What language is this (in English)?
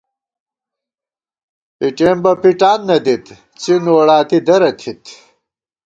Gawar-Bati